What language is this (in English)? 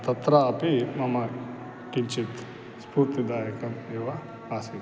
Sanskrit